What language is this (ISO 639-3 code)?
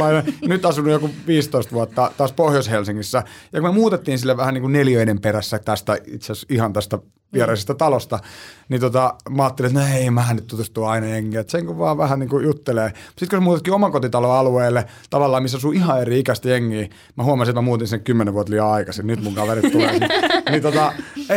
fin